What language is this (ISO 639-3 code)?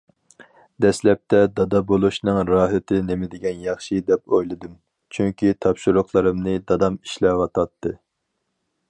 uig